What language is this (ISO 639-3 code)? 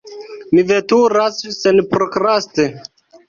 epo